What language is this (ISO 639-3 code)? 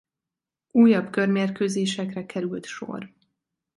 hun